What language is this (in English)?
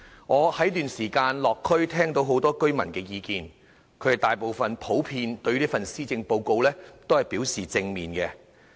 Cantonese